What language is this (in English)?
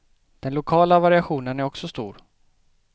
Swedish